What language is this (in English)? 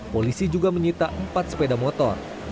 Indonesian